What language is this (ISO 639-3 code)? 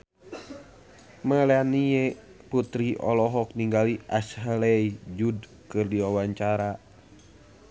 sun